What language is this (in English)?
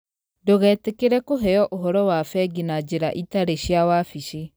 Kikuyu